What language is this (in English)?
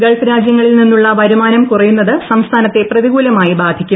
Malayalam